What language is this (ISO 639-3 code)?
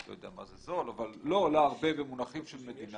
heb